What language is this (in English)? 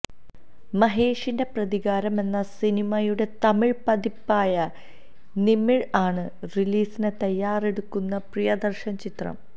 Malayalam